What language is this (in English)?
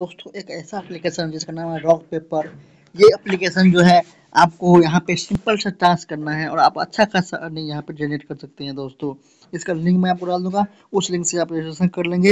Hindi